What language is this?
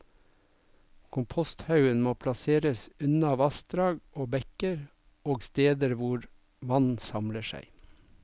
Norwegian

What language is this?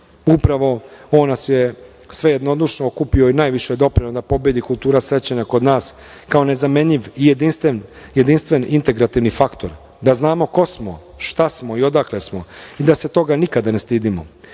Serbian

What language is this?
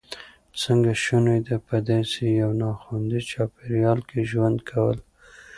Pashto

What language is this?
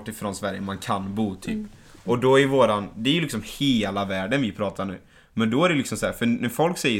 Swedish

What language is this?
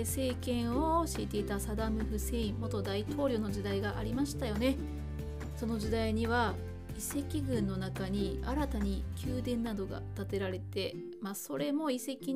Japanese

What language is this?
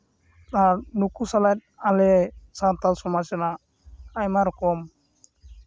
Santali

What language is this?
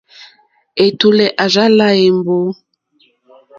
Mokpwe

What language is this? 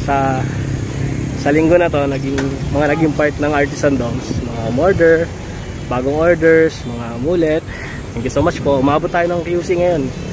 Thai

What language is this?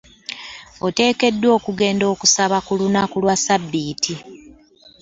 Ganda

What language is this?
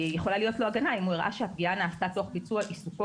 Hebrew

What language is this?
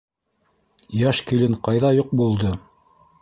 Bashkir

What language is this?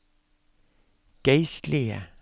Norwegian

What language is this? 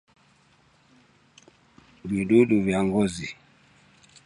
Swahili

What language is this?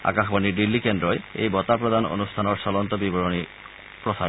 Assamese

